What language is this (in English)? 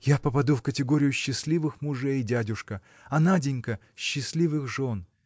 Russian